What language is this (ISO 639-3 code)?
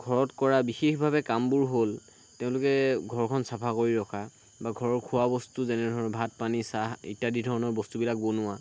asm